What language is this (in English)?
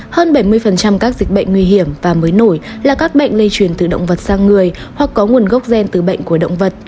Vietnamese